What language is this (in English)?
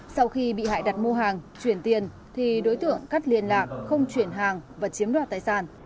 Vietnamese